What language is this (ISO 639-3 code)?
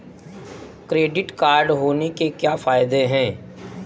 hin